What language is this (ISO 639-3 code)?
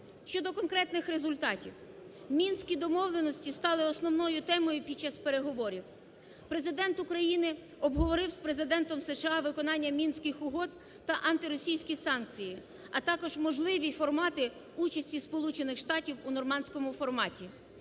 ukr